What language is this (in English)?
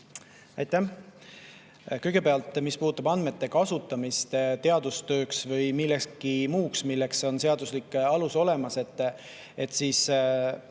Estonian